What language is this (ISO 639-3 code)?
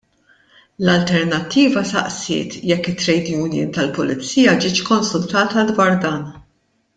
mlt